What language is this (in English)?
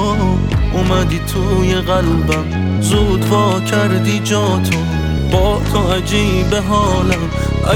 Persian